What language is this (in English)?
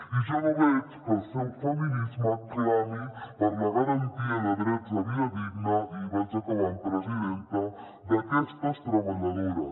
Catalan